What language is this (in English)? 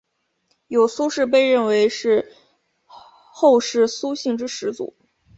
Chinese